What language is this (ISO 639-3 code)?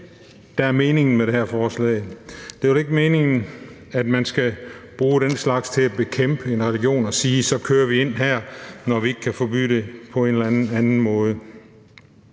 dan